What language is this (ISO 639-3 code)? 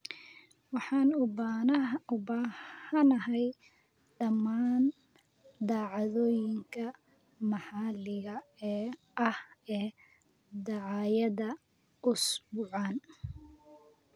som